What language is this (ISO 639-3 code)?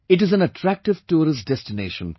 eng